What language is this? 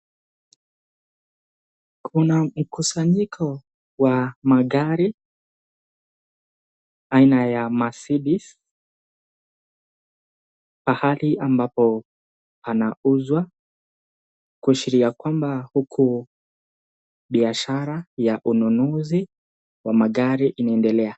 Swahili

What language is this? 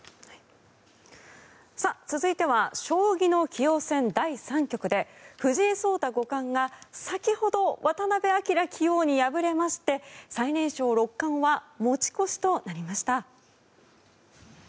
Japanese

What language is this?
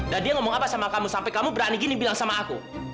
Indonesian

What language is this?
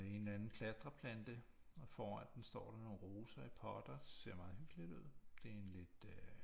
Danish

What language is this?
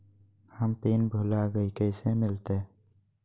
Magahi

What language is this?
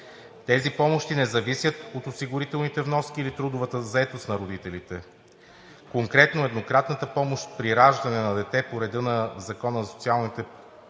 Bulgarian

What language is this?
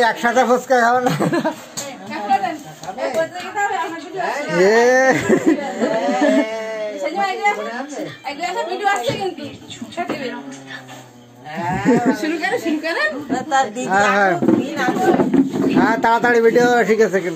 Dutch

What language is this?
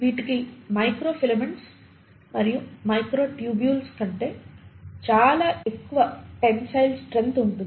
Telugu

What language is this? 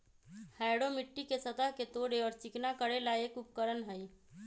Magahi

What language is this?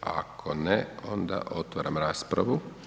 Croatian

